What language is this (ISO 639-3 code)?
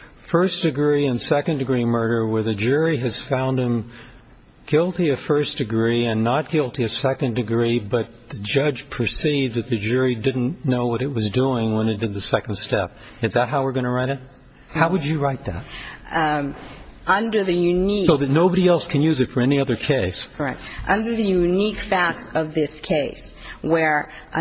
eng